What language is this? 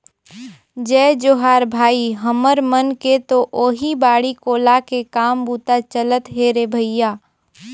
Chhattisgarhi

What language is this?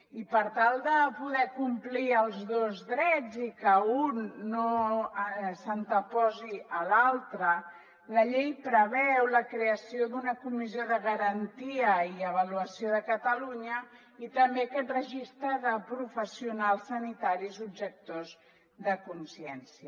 Catalan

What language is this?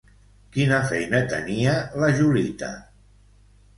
Catalan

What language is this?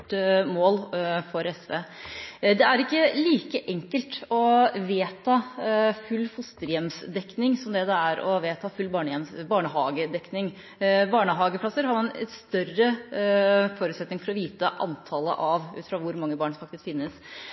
Norwegian Bokmål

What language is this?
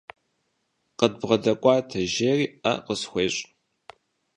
Kabardian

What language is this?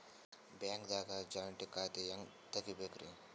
Kannada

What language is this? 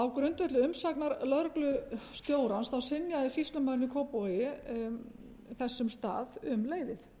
Icelandic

